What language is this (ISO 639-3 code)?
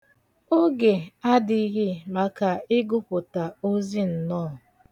ibo